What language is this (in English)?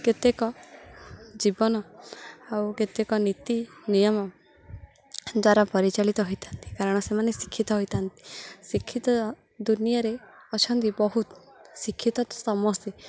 Odia